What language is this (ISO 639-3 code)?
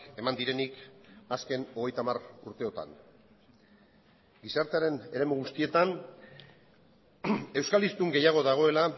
eus